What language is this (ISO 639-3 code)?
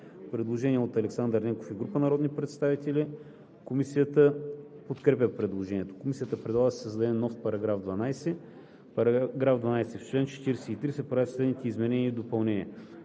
bul